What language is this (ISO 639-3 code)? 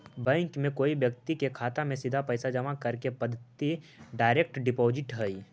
mag